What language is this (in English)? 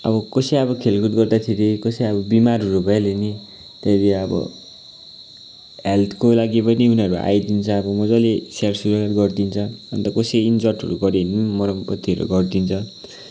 Nepali